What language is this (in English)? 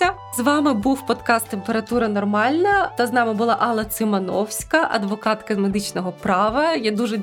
Ukrainian